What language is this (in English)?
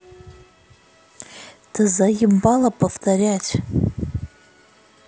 Russian